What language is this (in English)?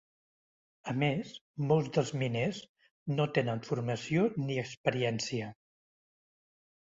Catalan